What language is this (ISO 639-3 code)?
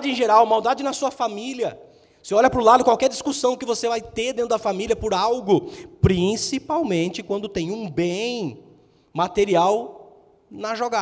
por